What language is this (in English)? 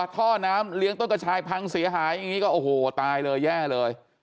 Thai